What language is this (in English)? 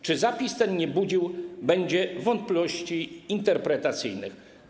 Polish